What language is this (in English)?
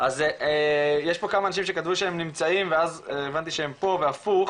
Hebrew